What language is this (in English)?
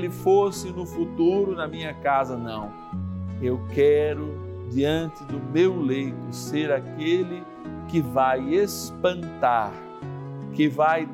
Portuguese